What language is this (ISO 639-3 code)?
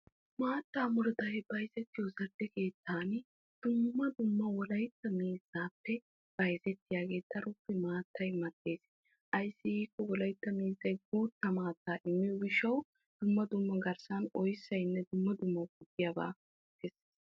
wal